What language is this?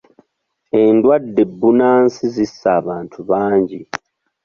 Ganda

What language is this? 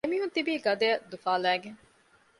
Divehi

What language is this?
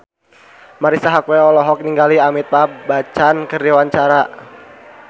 Sundanese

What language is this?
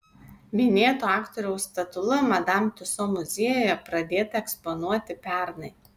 Lithuanian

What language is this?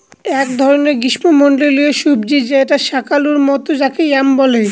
Bangla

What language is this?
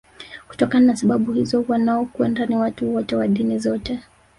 Swahili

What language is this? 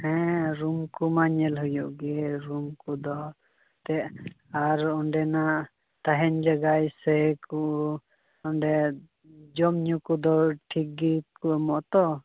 Santali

